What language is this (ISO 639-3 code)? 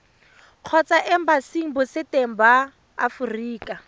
tsn